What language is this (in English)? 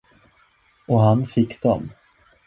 Swedish